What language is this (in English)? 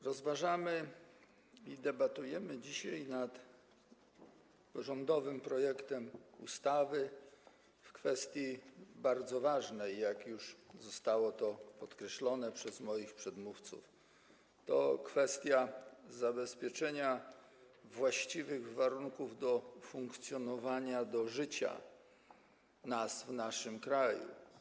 Polish